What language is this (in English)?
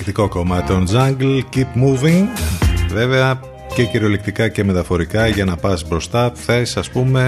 Greek